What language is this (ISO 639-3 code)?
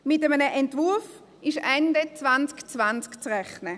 gsw